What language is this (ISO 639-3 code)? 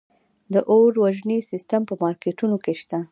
pus